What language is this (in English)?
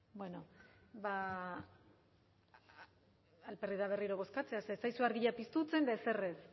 Basque